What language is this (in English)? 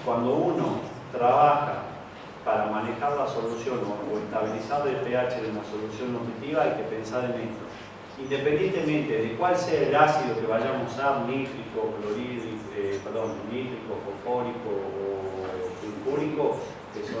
Spanish